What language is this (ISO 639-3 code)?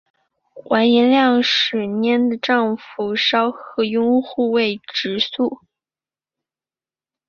zho